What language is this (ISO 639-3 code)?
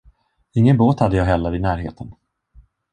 swe